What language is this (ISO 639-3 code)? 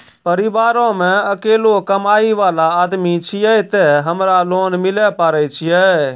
mai